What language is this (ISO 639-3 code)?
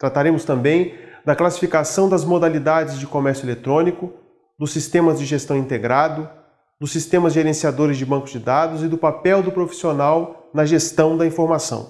por